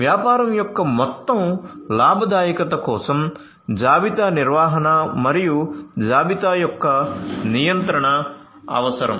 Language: Telugu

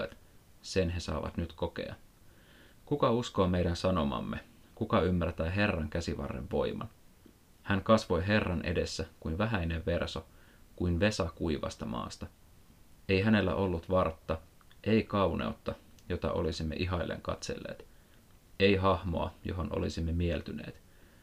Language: Finnish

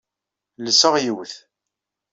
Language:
Kabyle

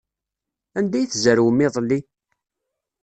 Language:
Kabyle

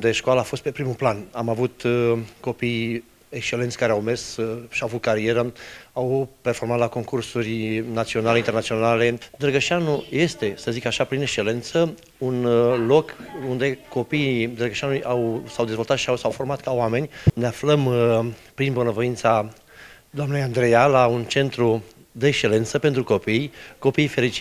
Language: Romanian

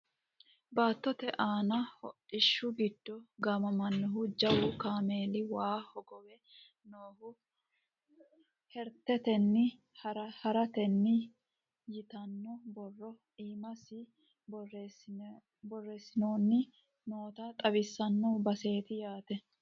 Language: Sidamo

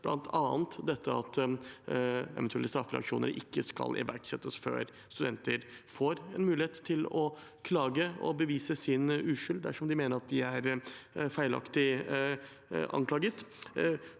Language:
Norwegian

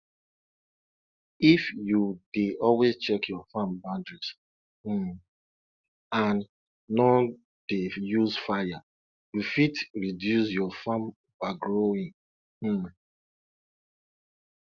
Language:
Nigerian Pidgin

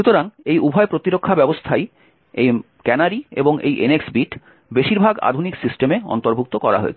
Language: Bangla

